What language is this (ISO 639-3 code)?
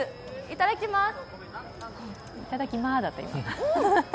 jpn